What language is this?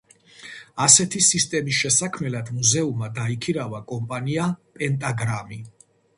Georgian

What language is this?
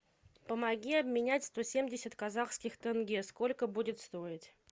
Russian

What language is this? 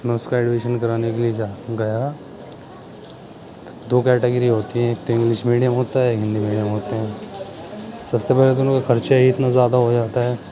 Urdu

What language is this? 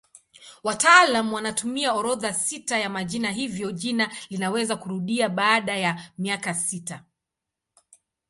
Swahili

